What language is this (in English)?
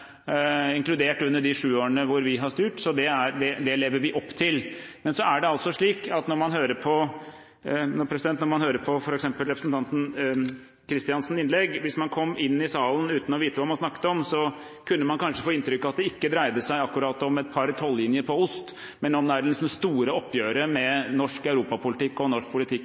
Norwegian Bokmål